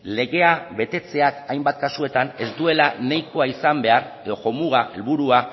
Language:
Basque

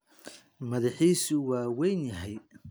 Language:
Somali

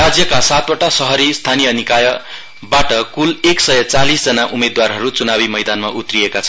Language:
Nepali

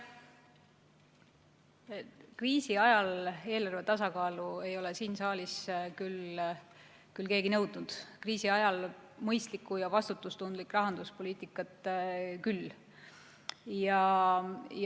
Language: Estonian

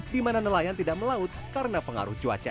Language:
Indonesian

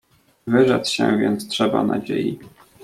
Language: Polish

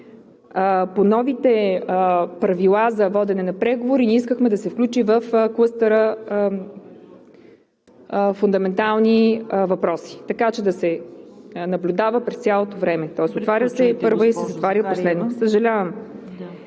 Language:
Bulgarian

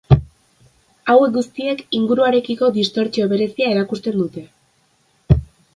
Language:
Basque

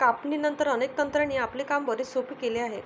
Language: Marathi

